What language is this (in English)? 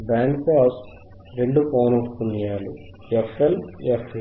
Telugu